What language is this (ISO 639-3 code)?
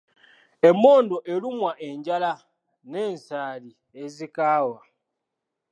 lug